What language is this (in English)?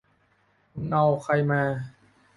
Thai